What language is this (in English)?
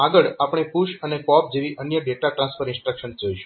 Gujarati